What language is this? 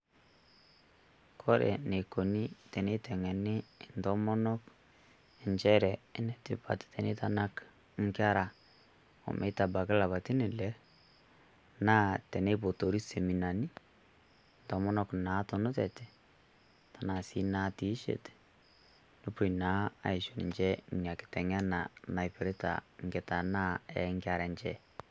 Masai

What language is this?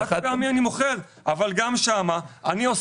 Hebrew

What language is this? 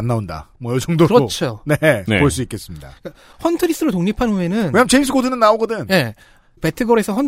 Korean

